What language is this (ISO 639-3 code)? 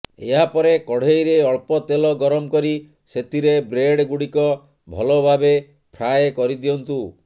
ori